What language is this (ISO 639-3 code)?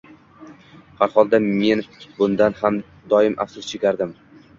uzb